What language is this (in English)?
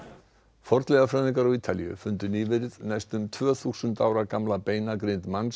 Icelandic